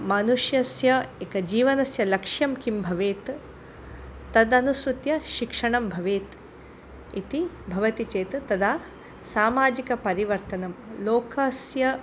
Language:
Sanskrit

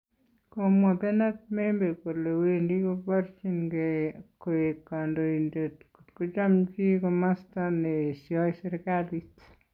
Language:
Kalenjin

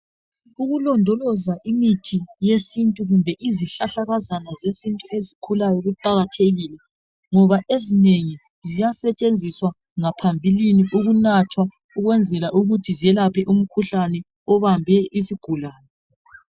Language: North Ndebele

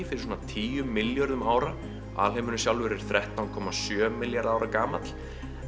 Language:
Icelandic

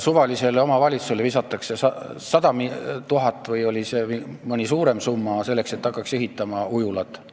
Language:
Estonian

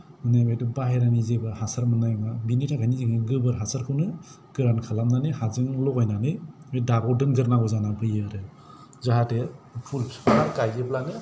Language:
Bodo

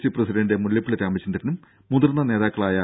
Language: Malayalam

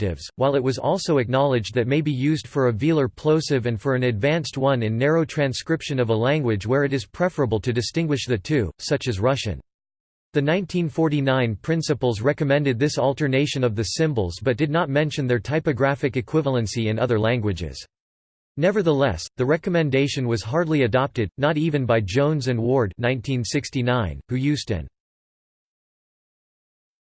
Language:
English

